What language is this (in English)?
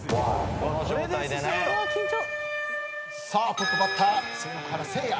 Japanese